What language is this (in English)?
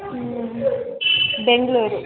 Kannada